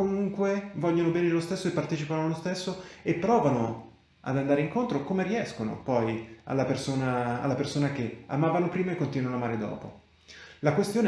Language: Italian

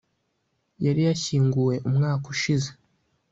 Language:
Kinyarwanda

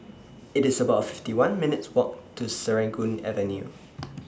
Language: English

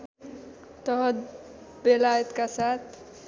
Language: Nepali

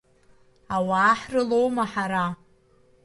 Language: Abkhazian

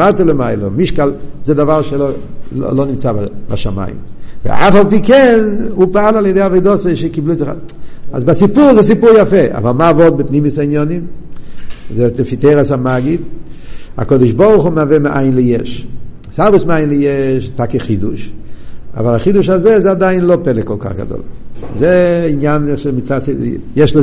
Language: Hebrew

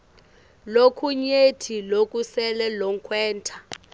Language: Swati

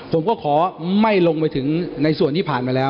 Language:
Thai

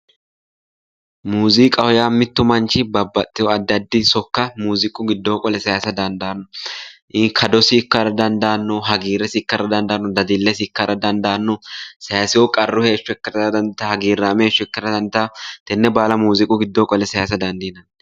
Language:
Sidamo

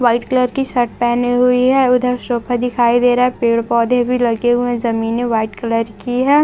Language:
Hindi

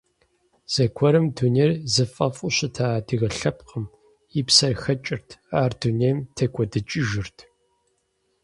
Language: Kabardian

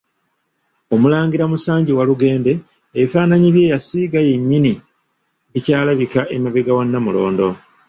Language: Ganda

